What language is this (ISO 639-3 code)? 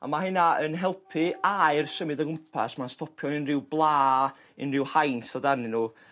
cym